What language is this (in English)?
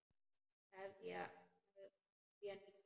Icelandic